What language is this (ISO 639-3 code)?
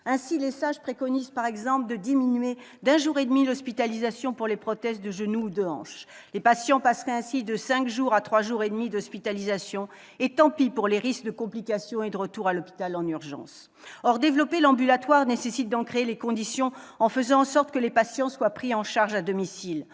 fra